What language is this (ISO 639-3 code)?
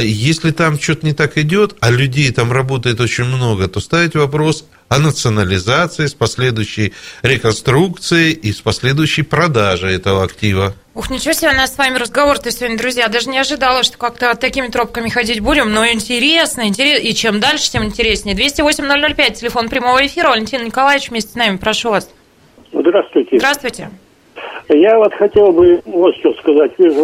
rus